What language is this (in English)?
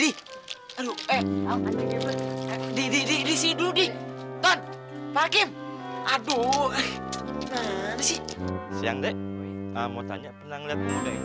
Indonesian